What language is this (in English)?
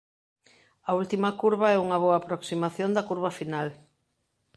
Galician